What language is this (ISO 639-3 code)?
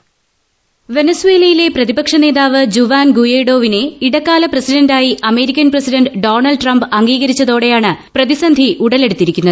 mal